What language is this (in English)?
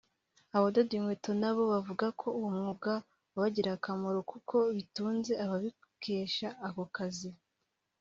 Kinyarwanda